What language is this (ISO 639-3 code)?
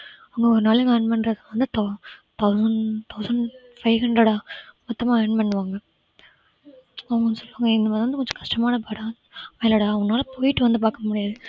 tam